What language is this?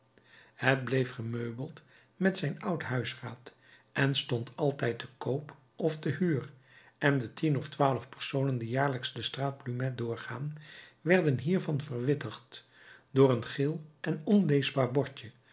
Dutch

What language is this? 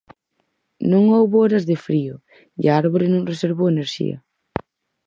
Galician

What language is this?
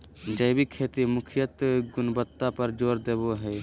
Magahi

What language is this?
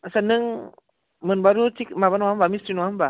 Bodo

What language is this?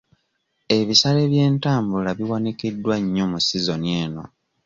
Ganda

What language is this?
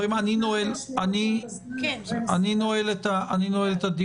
Hebrew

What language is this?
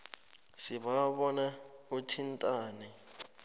South Ndebele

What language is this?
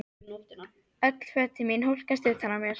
Icelandic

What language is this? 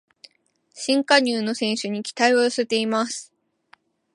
Japanese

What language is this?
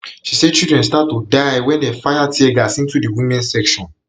Nigerian Pidgin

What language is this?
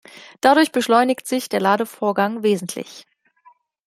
German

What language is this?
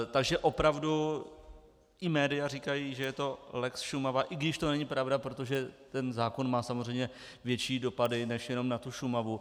Czech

